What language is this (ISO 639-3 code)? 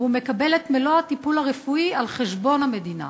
heb